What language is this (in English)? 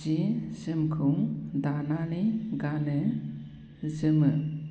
Bodo